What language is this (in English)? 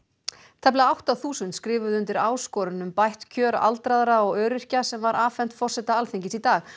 Icelandic